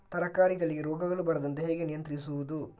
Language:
Kannada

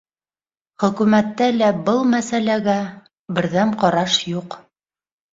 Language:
Bashkir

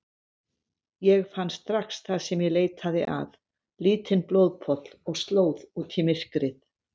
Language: Icelandic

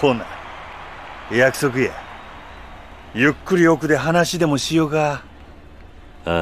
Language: Japanese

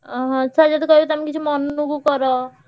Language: Odia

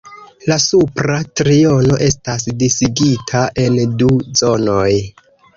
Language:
Esperanto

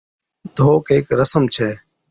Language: Od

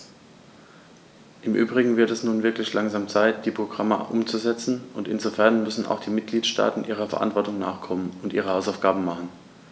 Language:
German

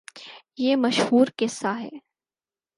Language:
Urdu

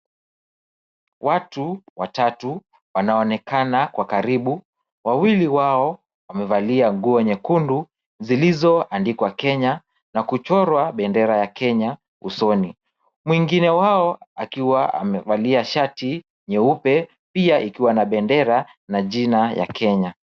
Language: Swahili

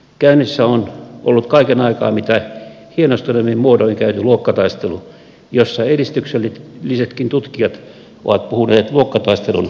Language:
Finnish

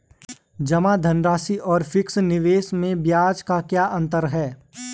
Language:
Hindi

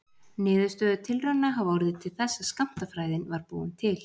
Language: Icelandic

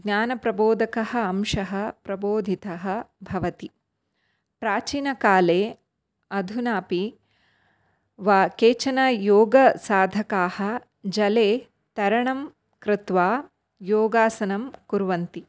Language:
Sanskrit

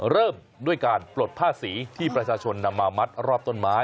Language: Thai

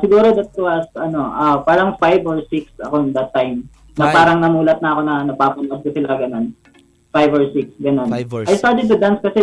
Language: Filipino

